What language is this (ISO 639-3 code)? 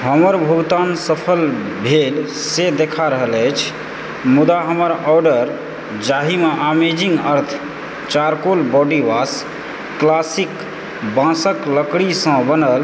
mai